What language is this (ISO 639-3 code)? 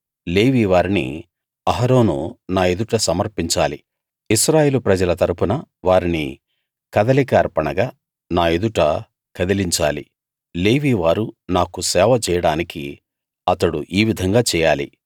tel